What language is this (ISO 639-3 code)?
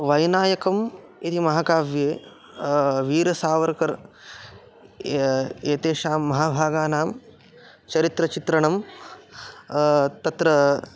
san